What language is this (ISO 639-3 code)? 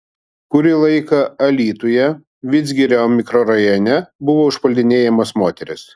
lit